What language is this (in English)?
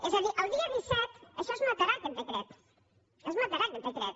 Catalan